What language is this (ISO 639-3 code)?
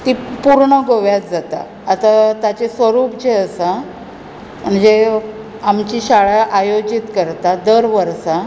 kok